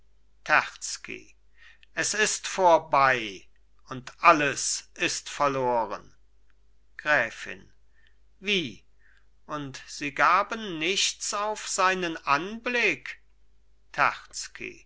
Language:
German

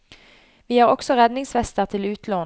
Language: Norwegian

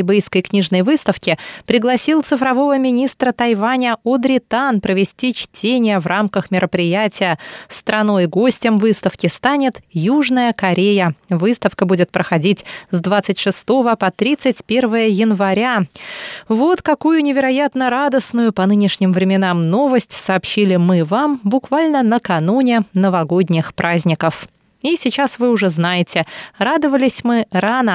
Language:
Russian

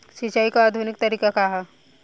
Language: Bhojpuri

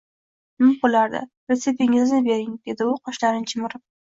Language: Uzbek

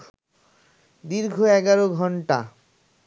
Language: Bangla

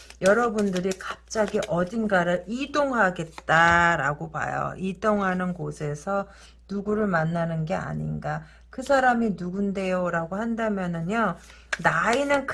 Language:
Korean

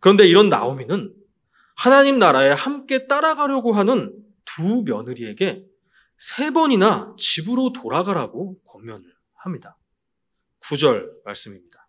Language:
Korean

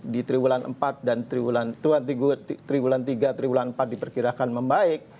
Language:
Indonesian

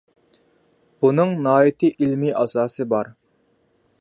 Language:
Uyghur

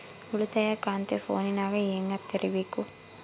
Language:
Kannada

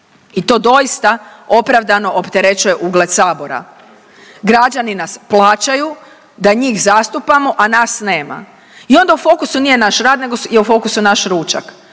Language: Croatian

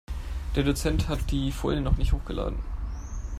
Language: German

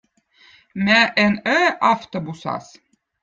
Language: Votic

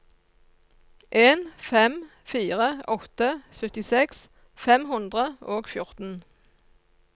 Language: Norwegian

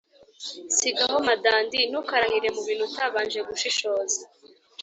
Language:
Kinyarwanda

